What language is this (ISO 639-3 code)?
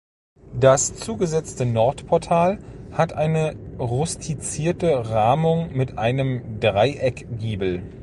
deu